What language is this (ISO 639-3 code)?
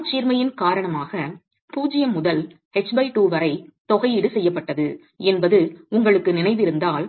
tam